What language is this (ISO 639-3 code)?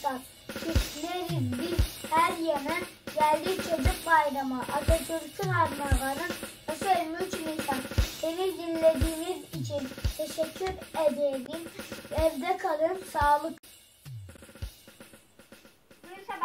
tur